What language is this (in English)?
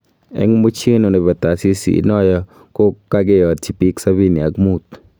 Kalenjin